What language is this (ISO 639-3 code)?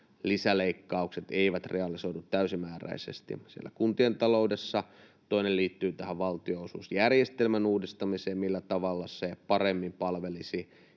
fin